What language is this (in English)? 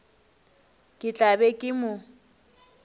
Northern Sotho